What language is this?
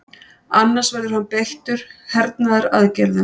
Icelandic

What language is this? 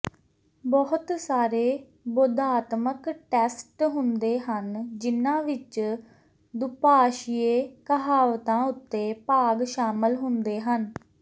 Punjabi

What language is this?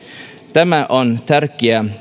Finnish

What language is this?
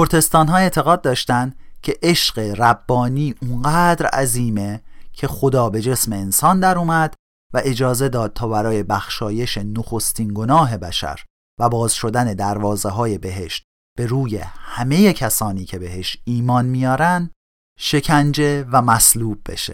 Persian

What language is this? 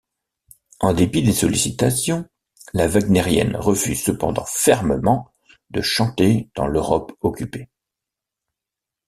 French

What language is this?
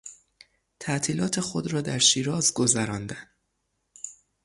Persian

